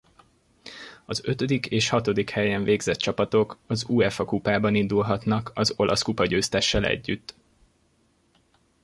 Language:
Hungarian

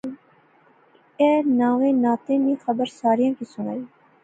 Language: Pahari-Potwari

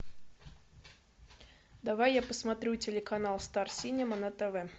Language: Russian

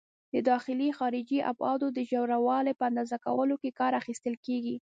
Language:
Pashto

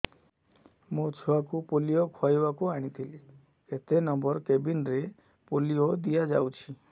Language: Odia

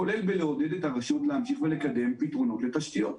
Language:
Hebrew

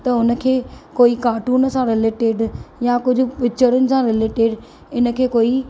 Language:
Sindhi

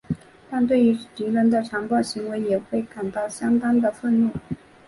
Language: Chinese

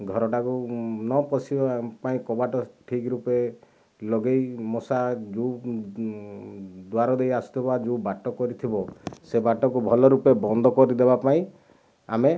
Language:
Odia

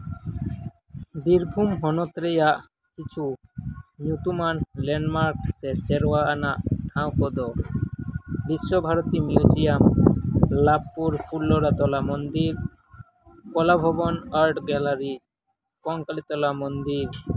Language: Santali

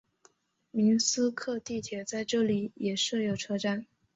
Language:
Chinese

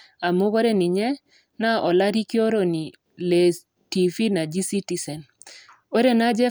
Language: Masai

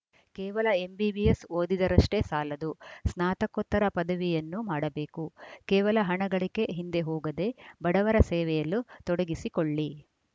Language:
Kannada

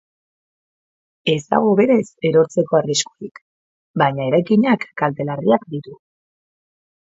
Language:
Basque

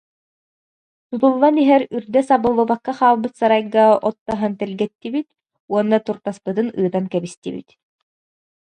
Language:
Yakut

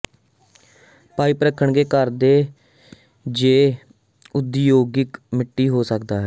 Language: Punjabi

